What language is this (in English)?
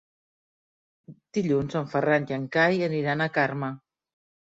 Catalan